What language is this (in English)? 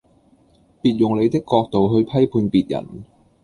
Cantonese